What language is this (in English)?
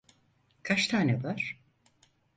Turkish